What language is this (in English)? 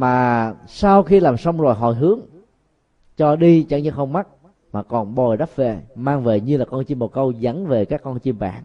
Vietnamese